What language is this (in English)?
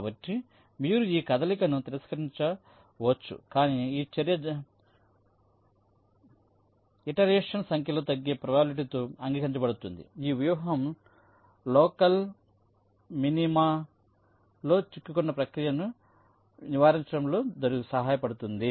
Telugu